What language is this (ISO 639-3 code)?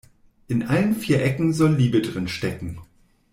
deu